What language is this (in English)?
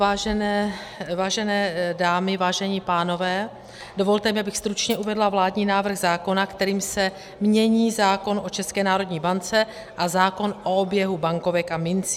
Czech